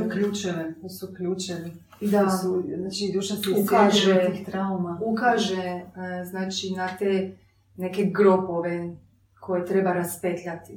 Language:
Croatian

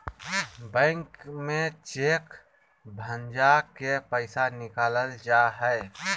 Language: Magahi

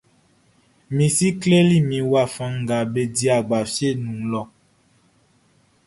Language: Baoulé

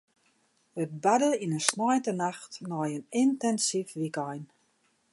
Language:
Western Frisian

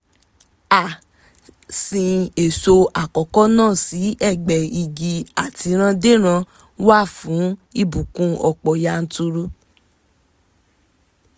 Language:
Yoruba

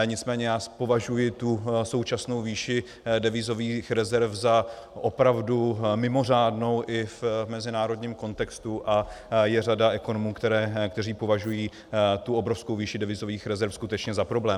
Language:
Czech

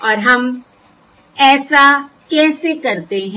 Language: Hindi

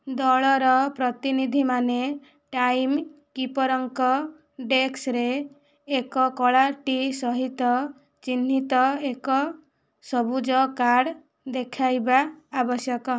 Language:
Odia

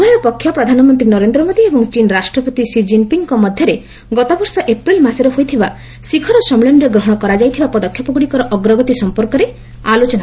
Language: Odia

